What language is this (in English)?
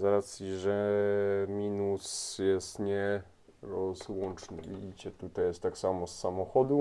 Polish